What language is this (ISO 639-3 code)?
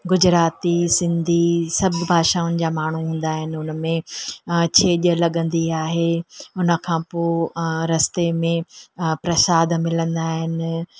snd